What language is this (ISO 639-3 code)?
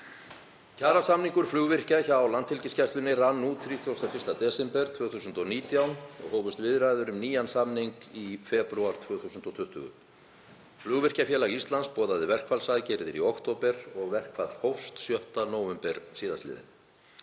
isl